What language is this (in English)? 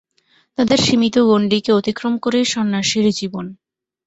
Bangla